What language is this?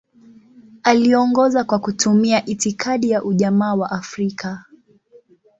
Swahili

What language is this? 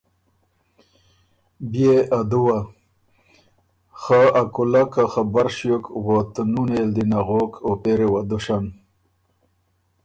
Ormuri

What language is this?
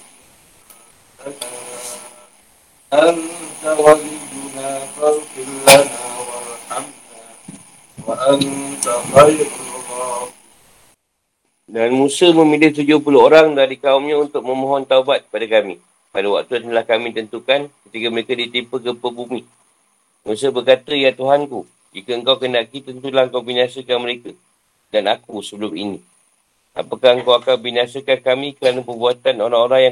Malay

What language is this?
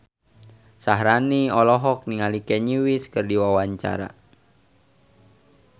Sundanese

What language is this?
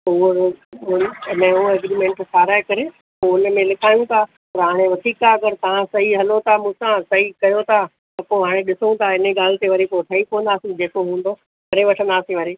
Sindhi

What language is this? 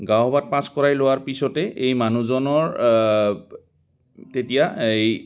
Assamese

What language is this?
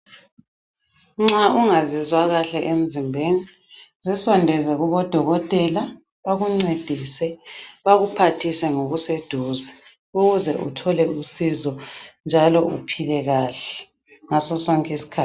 North Ndebele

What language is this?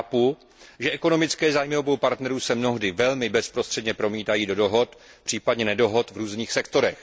Czech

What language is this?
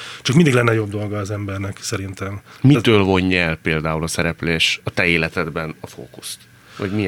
Hungarian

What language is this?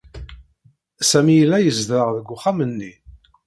Kabyle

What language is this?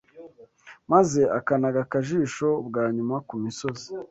Kinyarwanda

